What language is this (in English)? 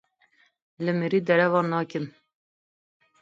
Kurdish